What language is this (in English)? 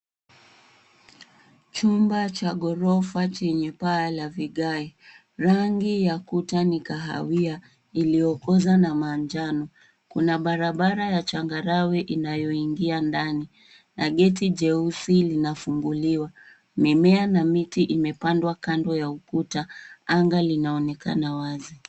Swahili